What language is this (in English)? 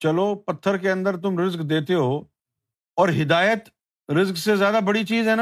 Urdu